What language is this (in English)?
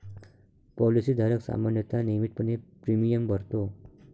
Marathi